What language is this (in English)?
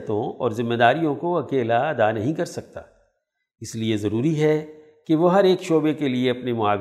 Urdu